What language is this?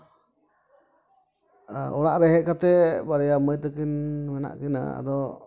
Santali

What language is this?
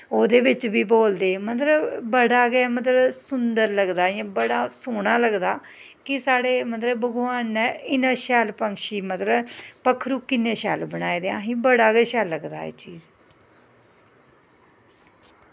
Dogri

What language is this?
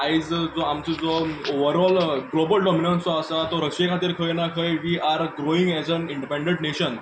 Konkani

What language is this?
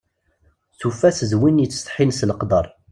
Kabyle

